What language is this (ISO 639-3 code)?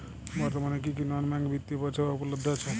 ben